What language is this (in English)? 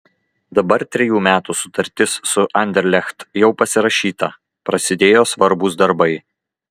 Lithuanian